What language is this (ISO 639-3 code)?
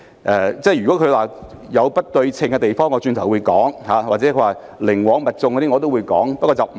yue